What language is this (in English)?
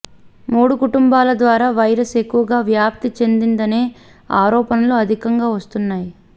Telugu